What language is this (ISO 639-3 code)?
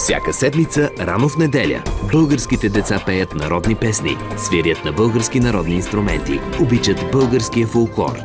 bul